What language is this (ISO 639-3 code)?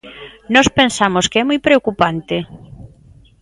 glg